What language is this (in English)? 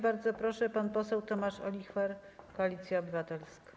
Polish